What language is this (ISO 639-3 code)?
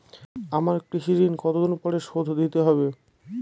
ben